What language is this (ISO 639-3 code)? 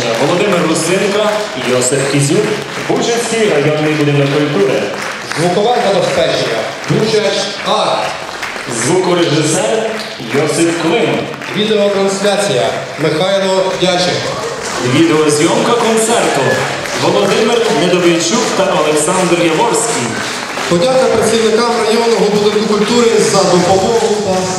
ukr